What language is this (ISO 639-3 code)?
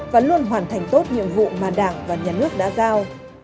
vie